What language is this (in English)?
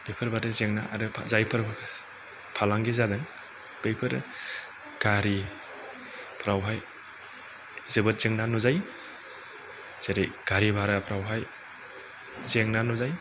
Bodo